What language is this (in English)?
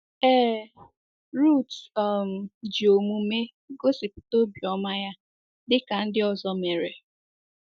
Igbo